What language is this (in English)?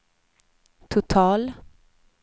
Swedish